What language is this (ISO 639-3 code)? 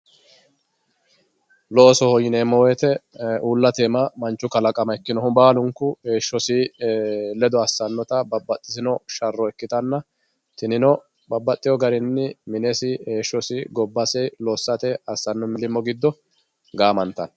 sid